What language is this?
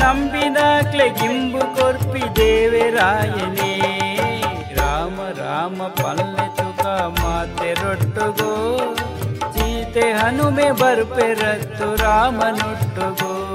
Kannada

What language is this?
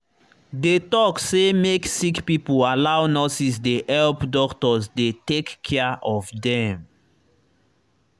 Nigerian Pidgin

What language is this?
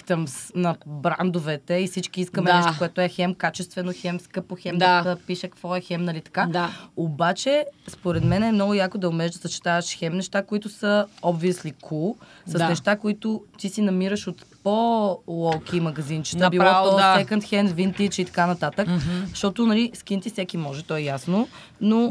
Bulgarian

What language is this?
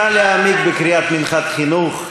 Hebrew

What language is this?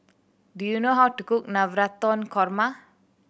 English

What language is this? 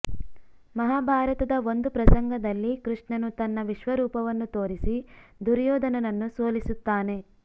Kannada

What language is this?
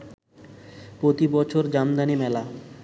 Bangla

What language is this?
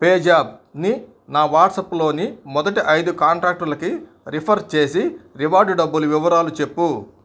Telugu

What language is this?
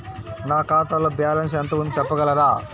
Telugu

